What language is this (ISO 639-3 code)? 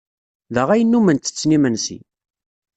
kab